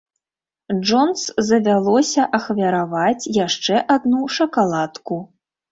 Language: Belarusian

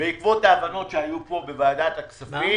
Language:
Hebrew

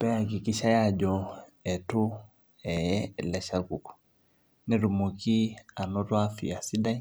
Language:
Masai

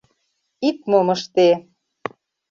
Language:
Mari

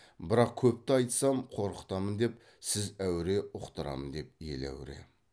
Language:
Kazakh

